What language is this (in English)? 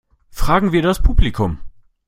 German